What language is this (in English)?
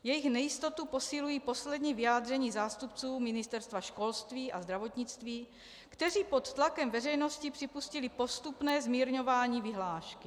Czech